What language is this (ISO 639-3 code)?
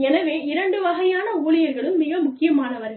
tam